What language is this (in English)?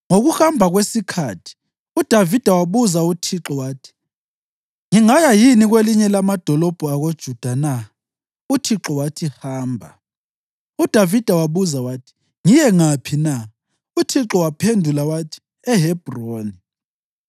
North Ndebele